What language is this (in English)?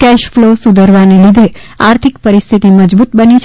Gujarati